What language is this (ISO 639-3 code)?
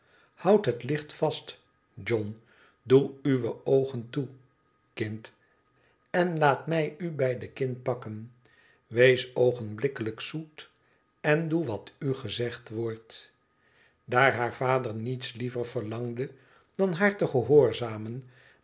nld